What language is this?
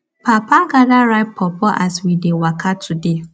Nigerian Pidgin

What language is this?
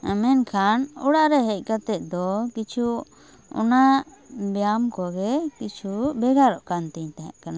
Santali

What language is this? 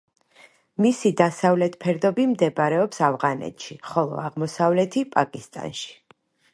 Georgian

